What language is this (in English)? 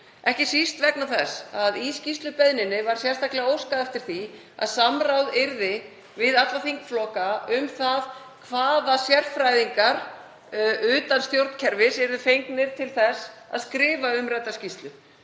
Icelandic